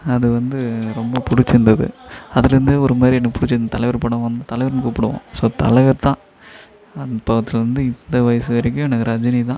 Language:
Tamil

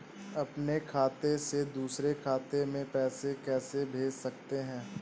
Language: Hindi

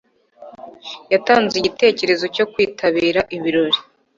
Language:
Kinyarwanda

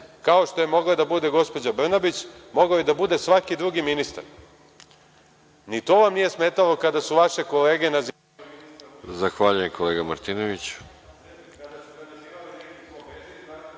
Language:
Serbian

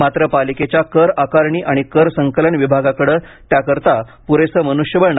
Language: Marathi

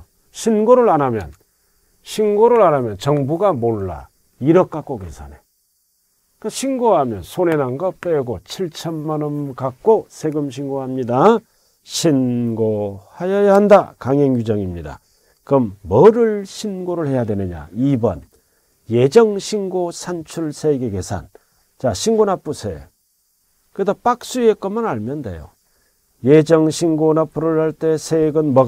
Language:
Korean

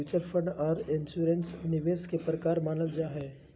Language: Magahi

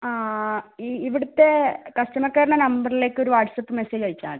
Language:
Malayalam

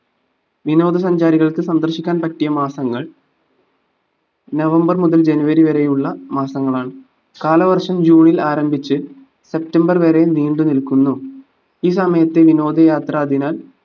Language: Malayalam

